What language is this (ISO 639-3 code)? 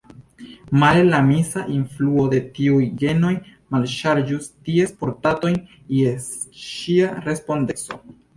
epo